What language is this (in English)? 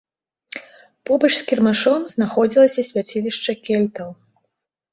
Belarusian